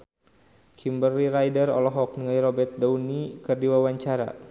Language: Sundanese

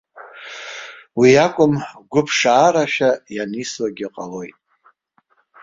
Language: Abkhazian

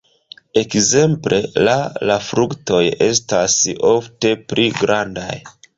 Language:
Esperanto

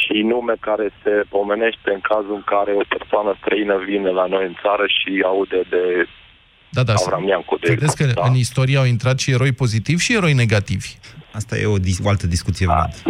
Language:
Romanian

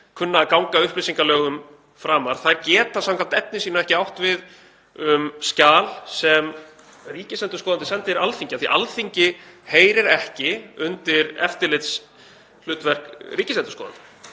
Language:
Icelandic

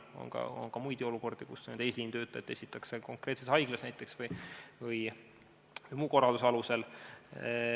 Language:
Estonian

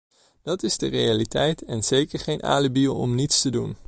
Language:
Dutch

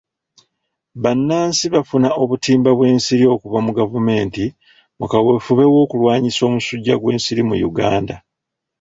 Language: Ganda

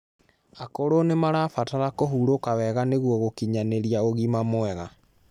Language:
Kikuyu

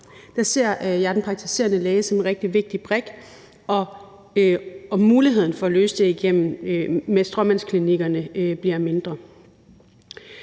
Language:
Danish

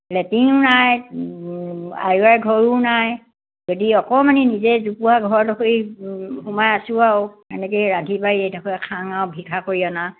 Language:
Assamese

